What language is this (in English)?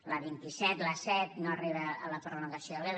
Catalan